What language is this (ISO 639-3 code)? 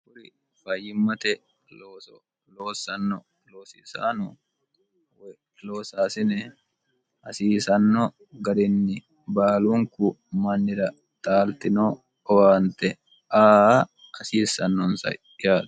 sid